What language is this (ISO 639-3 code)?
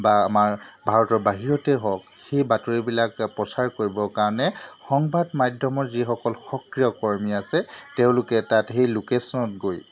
asm